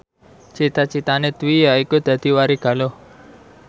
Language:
Javanese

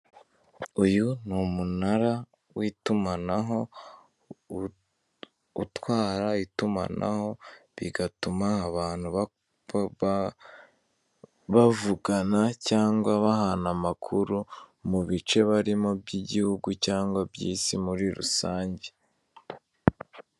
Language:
Kinyarwanda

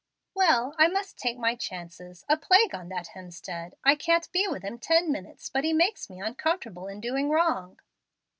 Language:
English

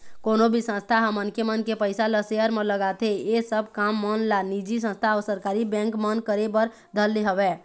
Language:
Chhattisgarhi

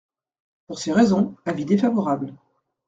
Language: French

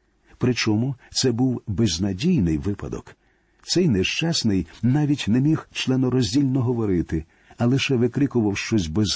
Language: Ukrainian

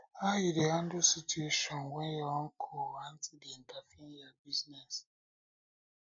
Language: Nigerian Pidgin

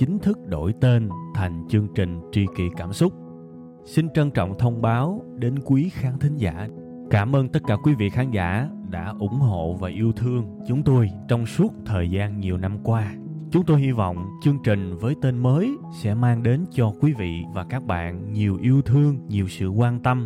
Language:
Vietnamese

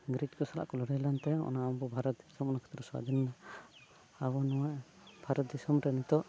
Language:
Santali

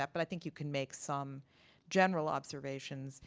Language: English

